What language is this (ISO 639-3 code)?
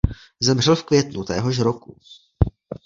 ces